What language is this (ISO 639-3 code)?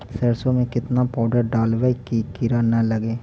mag